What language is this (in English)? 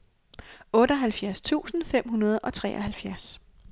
Danish